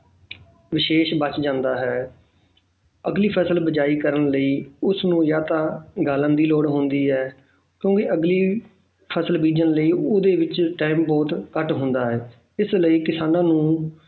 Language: Punjabi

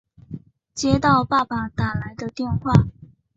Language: Chinese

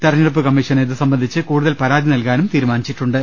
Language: Malayalam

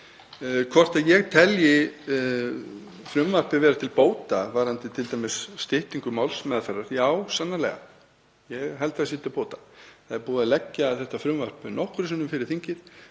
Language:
Icelandic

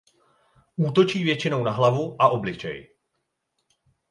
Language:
Czech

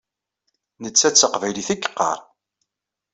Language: Kabyle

